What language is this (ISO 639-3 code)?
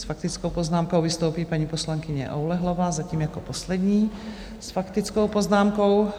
ces